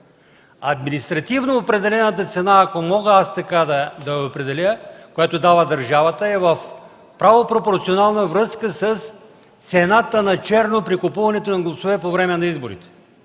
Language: Bulgarian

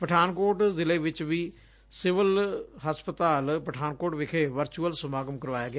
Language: Punjabi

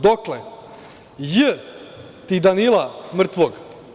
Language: Serbian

